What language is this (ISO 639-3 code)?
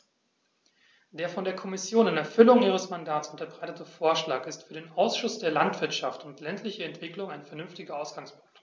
deu